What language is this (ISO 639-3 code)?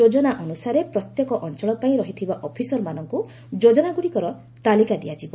ori